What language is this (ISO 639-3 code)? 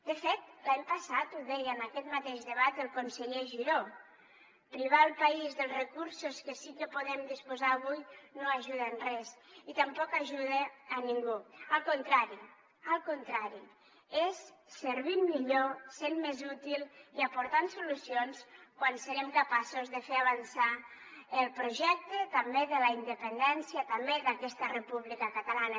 cat